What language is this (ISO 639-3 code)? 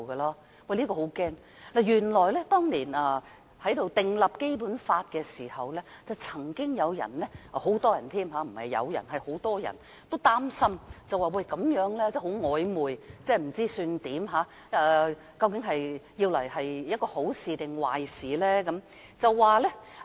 yue